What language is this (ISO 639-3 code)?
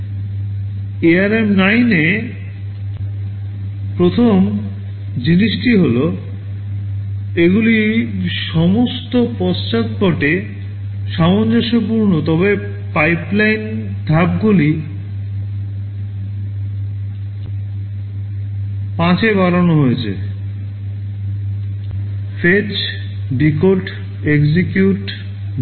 ben